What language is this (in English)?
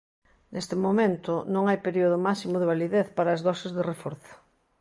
Galician